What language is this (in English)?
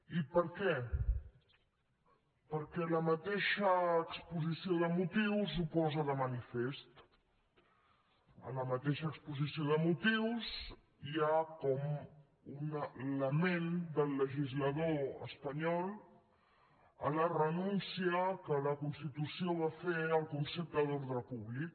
Catalan